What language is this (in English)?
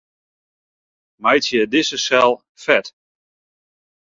Western Frisian